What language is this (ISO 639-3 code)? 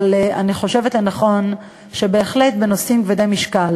heb